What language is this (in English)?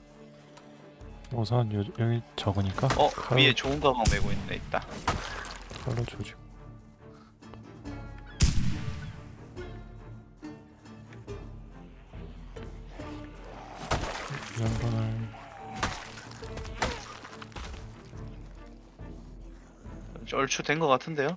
Korean